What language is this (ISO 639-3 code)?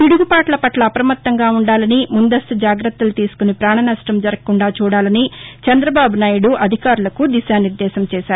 tel